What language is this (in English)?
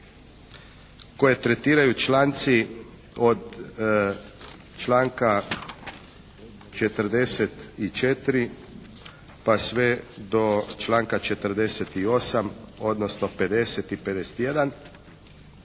Croatian